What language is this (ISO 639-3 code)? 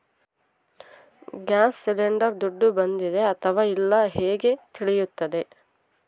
kan